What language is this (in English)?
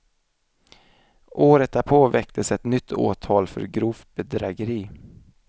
Swedish